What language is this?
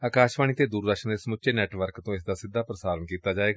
Punjabi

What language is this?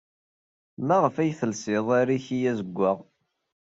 Kabyle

